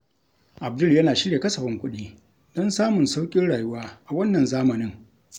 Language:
Hausa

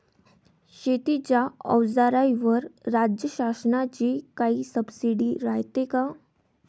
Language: Marathi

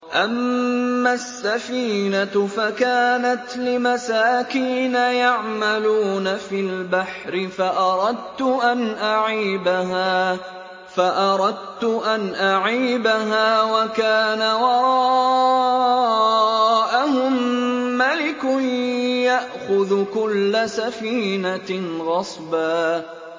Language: Arabic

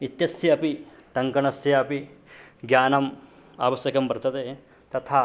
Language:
Sanskrit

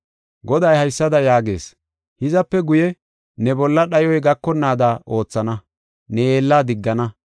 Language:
Gofa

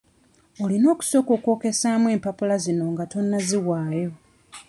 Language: Ganda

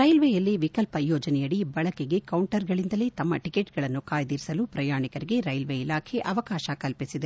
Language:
Kannada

